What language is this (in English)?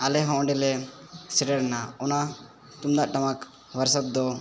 Santali